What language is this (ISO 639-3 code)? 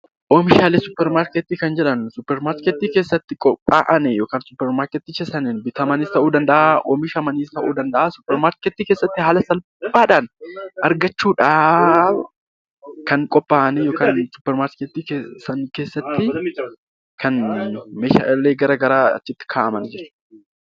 orm